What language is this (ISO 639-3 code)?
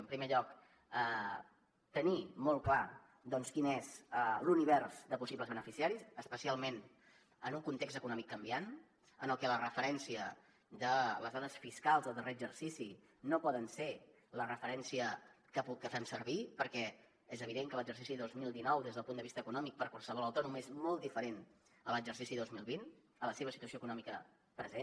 cat